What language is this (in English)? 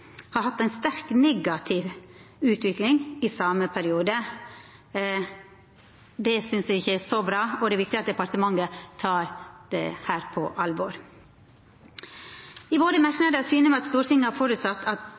Norwegian Nynorsk